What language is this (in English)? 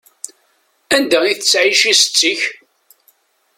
Kabyle